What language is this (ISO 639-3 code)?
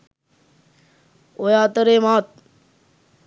sin